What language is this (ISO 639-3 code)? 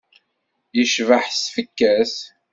kab